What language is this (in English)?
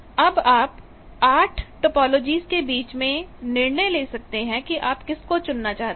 Hindi